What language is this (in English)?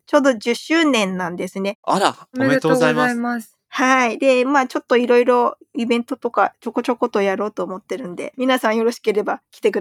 Japanese